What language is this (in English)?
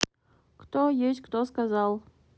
Russian